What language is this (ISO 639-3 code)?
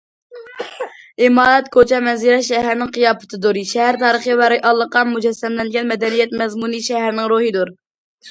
uig